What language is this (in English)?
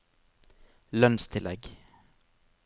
Norwegian